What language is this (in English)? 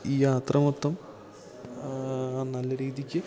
Malayalam